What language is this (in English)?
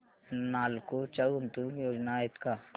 Marathi